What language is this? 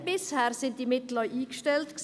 Swiss German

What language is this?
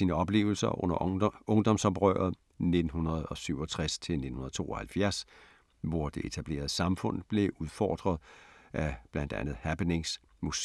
Danish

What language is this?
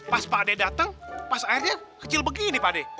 Indonesian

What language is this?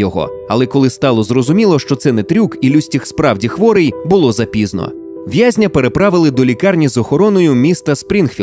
Ukrainian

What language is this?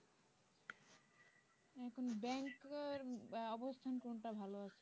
Bangla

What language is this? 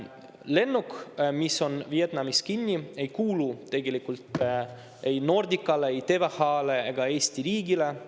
Estonian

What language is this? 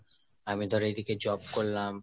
Bangla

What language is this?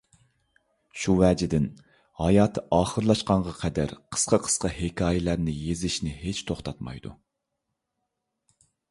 Uyghur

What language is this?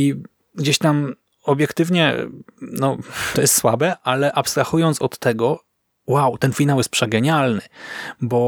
Polish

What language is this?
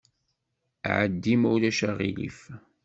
Kabyle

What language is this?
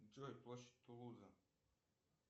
Russian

